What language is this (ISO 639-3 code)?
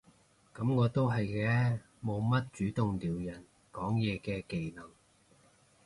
yue